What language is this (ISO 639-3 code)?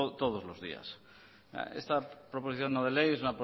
spa